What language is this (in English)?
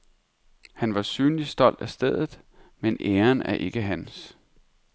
Danish